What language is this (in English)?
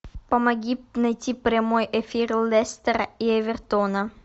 Russian